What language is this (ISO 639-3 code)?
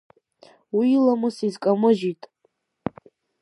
abk